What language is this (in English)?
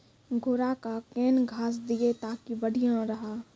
Maithili